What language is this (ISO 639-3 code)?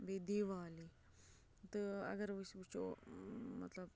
kas